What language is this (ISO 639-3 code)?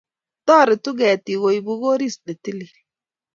kln